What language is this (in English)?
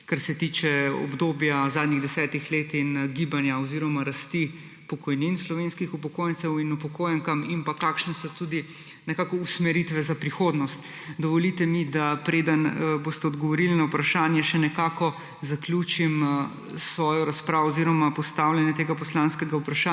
Slovenian